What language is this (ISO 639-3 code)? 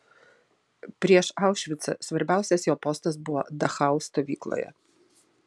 lit